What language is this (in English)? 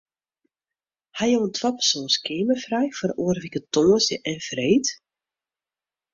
Western Frisian